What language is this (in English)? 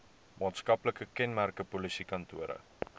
Afrikaans